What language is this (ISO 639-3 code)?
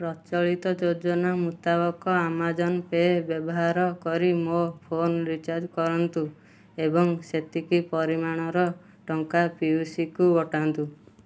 ori